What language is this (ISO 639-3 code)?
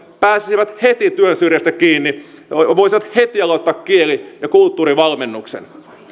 fin